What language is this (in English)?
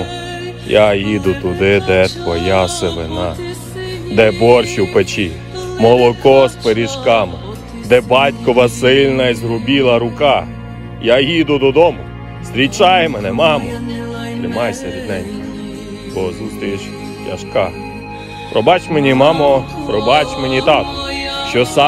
Ukrainian